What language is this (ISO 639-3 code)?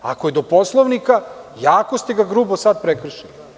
srp